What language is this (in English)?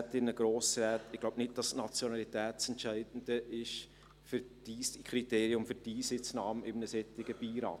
Swiss German